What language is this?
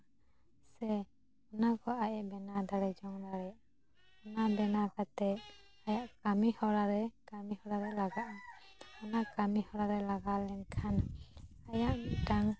Santali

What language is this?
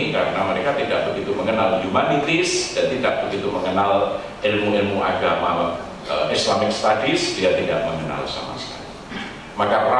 Indonesian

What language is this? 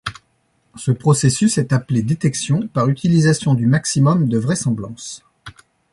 French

